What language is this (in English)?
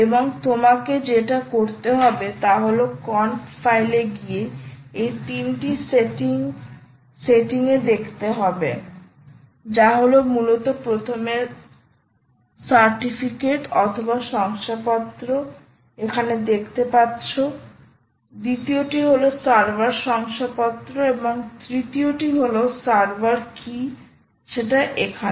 Bangla